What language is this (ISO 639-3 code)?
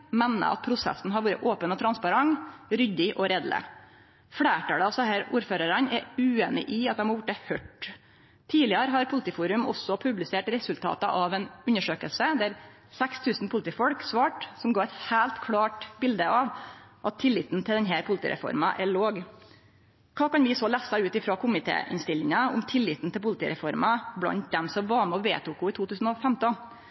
nno